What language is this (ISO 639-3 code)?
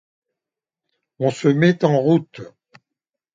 fra